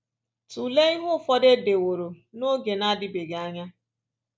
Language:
Igbo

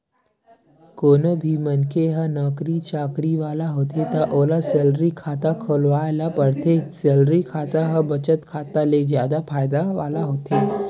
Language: Chhattisgarhi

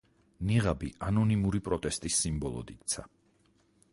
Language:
Georgian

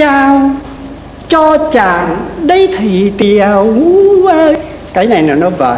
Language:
Vietnamese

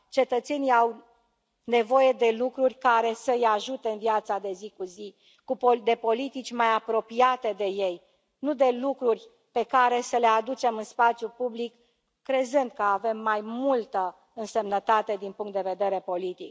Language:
Romanian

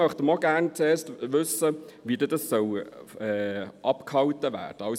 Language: Swiss German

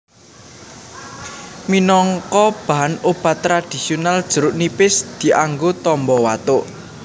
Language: Javanese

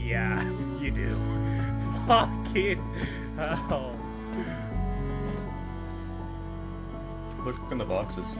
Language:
English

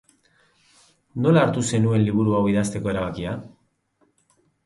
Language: Basque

